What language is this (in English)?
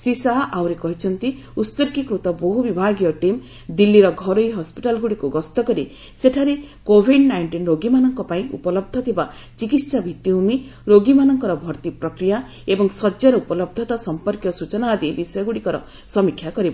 Odia